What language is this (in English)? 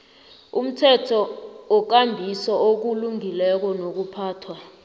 South Ndebele